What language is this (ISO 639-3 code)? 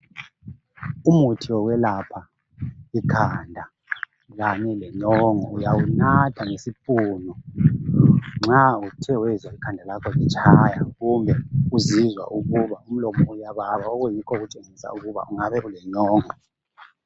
nde